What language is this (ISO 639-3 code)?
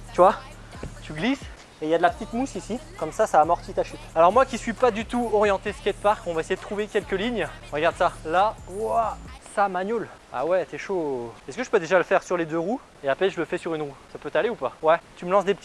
fra